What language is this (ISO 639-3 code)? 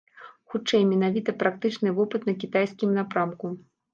bel